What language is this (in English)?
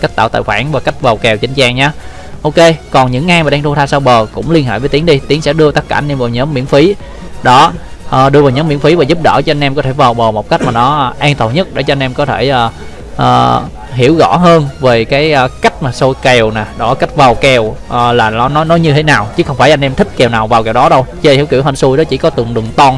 Vietnamese